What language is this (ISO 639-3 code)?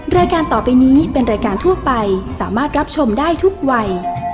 tha